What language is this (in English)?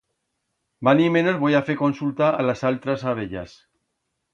Aragonese